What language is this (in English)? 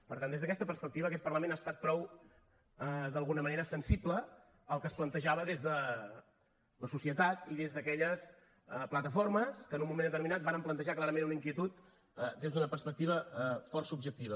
Catalan